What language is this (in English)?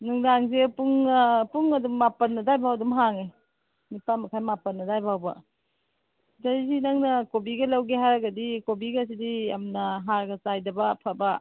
Manipuri